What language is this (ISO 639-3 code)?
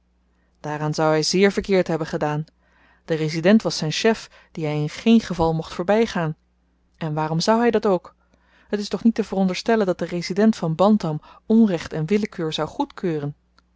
nld